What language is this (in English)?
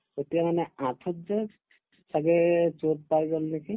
Assamese